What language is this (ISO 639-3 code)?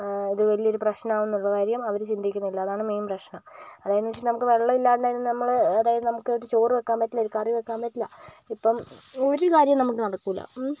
mal